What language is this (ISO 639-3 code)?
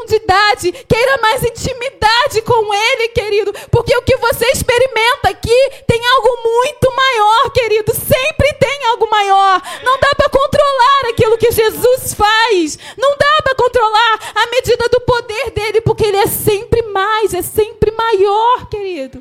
por